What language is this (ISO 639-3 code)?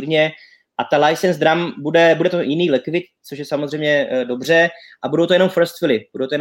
ces